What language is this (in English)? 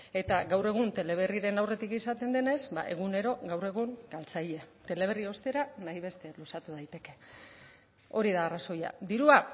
Basque